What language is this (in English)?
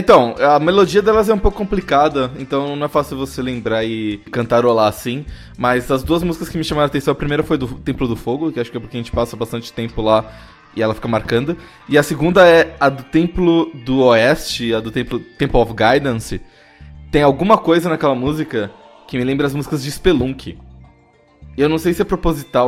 Portuguese